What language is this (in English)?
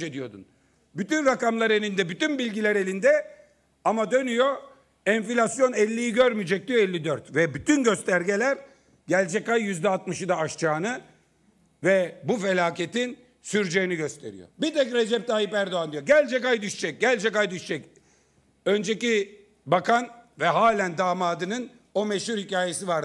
Turkish